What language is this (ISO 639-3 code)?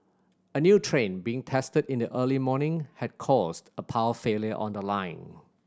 eng